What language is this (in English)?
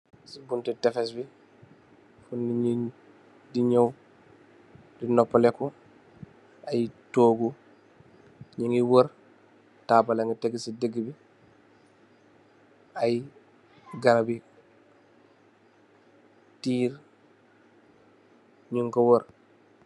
Wolof